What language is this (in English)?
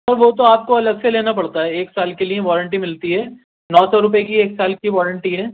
Urdu